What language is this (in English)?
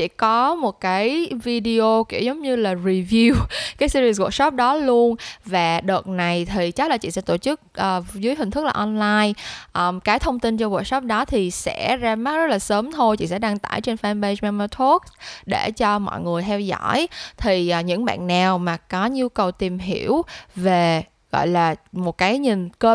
Vietnamese